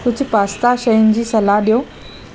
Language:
Sindhi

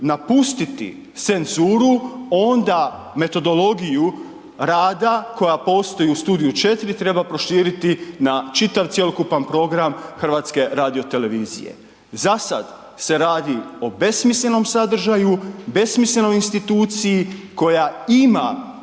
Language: Croatian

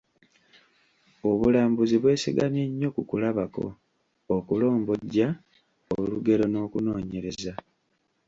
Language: Ganda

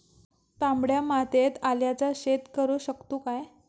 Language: Marathi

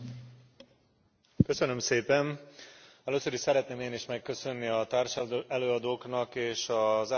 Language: Hungarian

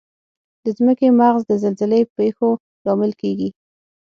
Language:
Pashto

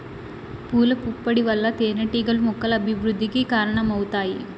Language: Telugu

